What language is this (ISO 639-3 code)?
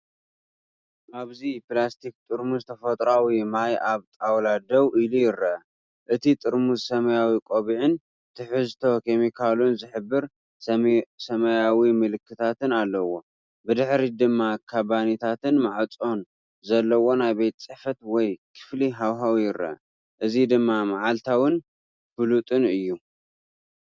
tir